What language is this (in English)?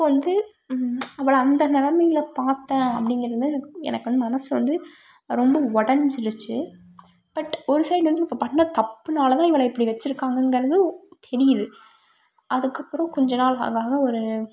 Tamil